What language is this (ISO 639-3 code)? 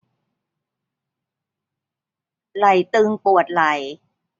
tha